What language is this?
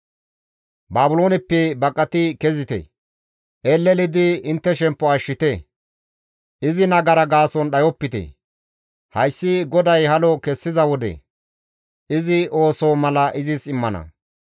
Gamo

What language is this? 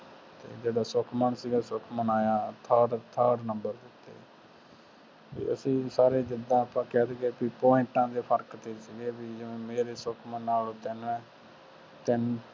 Punjabi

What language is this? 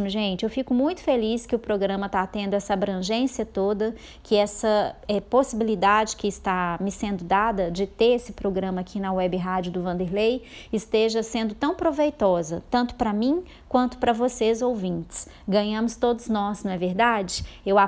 Portuguese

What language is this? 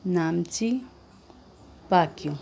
Nepali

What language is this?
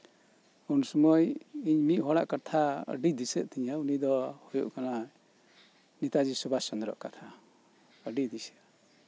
Santali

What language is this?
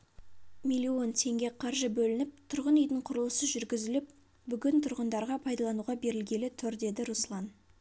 Kazakh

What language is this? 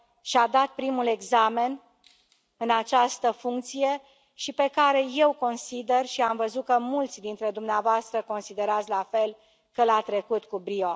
Romanian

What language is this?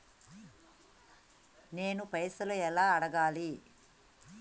Telugu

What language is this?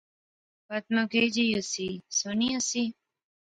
Pahari-Potwari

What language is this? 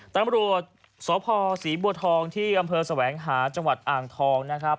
Thai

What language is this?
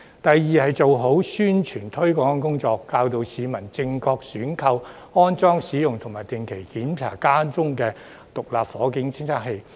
Cantonese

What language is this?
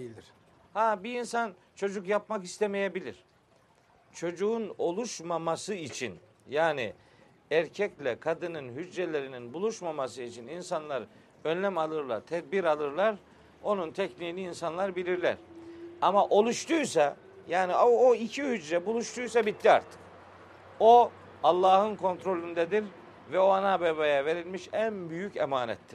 Turkish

